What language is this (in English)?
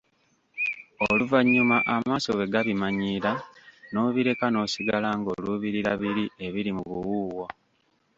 Ganda